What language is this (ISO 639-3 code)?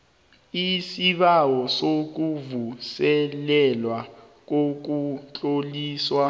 nbl